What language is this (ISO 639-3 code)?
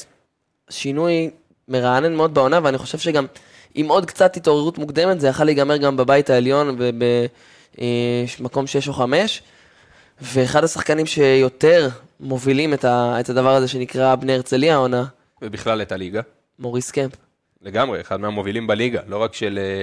heb